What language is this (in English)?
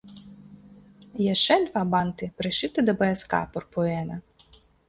Belarusian